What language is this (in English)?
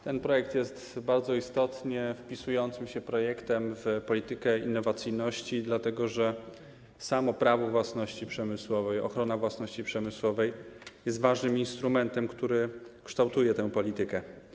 Polish